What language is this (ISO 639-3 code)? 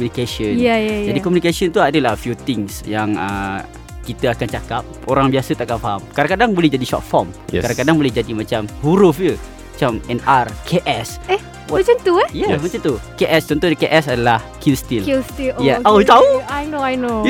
msa